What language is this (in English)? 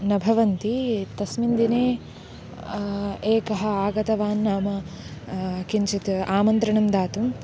Sanskrit